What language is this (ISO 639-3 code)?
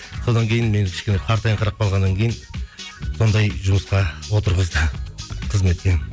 kaz